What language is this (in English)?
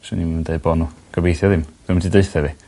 Welsh